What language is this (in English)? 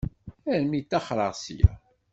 Kabyle